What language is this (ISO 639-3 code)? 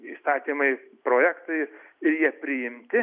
lit